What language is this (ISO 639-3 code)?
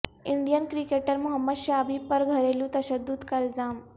urd